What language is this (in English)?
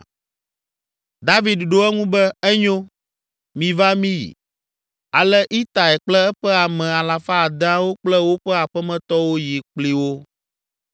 Ewe